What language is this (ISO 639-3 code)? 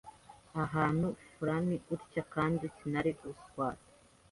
kin